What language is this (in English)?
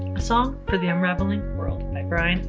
English